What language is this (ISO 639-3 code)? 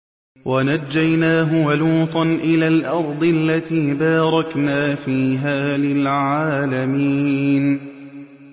ara